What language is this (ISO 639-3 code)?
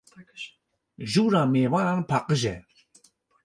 kur